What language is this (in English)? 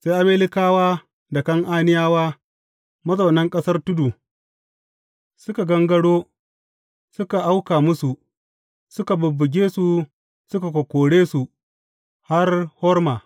Hausa